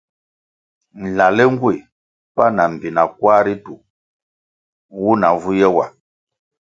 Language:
Kwasio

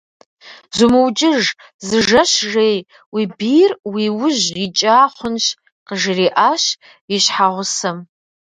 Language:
Kabardian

